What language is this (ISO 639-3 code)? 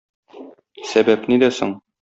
tat